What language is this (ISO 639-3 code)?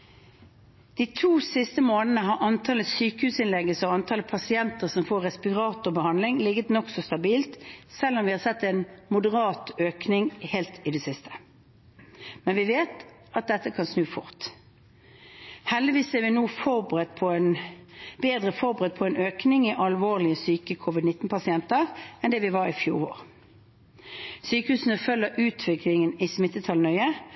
nob